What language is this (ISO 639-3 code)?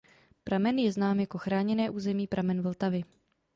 ces